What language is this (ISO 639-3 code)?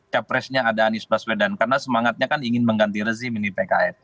ind